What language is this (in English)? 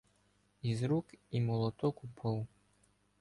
Ukrainian